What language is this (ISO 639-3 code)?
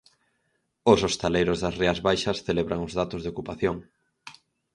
glg